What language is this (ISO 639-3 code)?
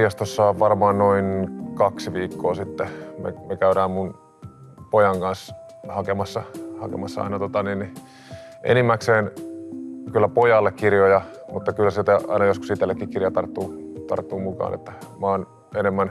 fin